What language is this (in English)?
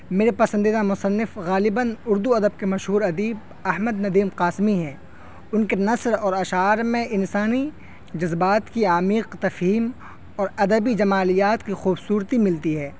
Urdu